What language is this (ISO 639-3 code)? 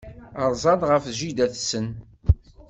kab